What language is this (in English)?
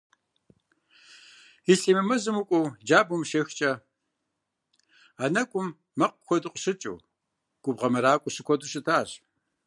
Kabardian